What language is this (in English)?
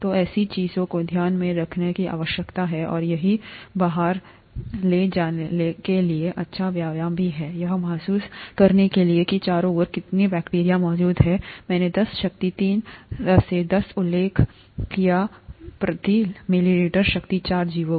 Hindi